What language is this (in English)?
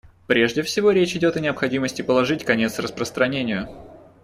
Russian